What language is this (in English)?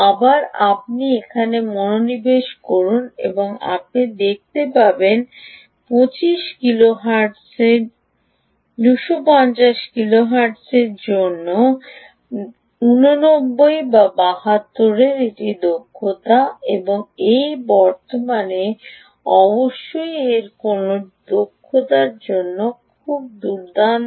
Bangla